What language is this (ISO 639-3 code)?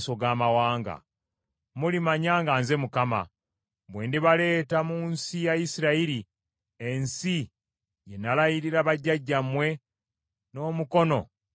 lug